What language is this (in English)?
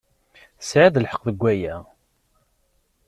Kabyle